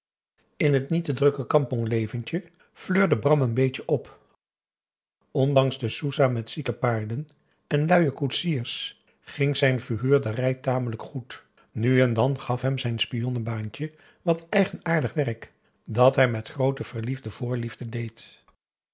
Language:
Dutch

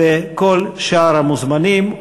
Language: Hebrew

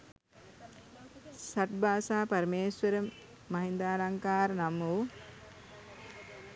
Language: Sinhala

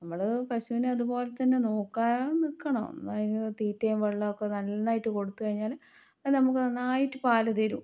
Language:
Malayalam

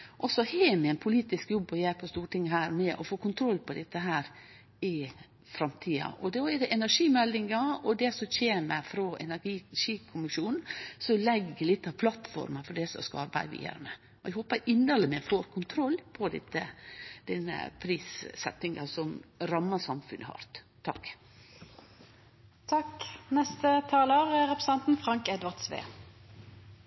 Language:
Norwegian Nynorsk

